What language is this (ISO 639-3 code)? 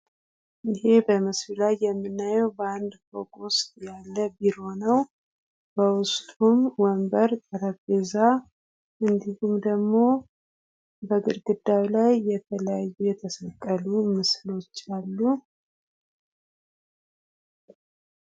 amh